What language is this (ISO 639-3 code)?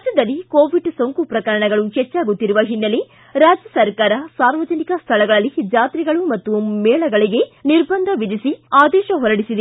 kan